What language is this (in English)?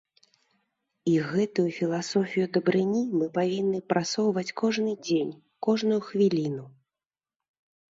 Belarusian